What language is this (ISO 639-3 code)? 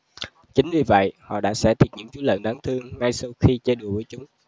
vie